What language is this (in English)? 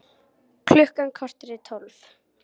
Icelandic